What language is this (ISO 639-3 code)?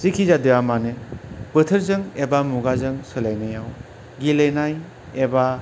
brx